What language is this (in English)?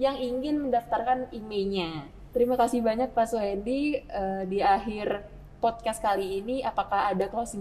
Indonesian